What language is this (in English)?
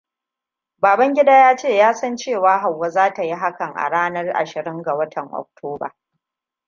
Hausa